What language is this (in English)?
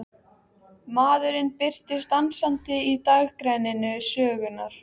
Icelandic